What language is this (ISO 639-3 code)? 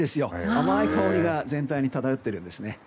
jpn